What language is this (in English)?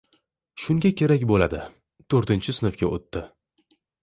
Uzbek